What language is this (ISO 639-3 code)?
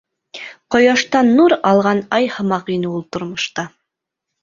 bak